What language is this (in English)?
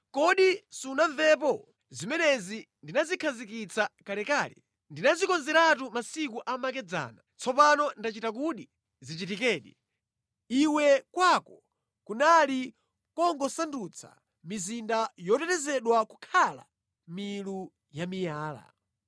Nyanja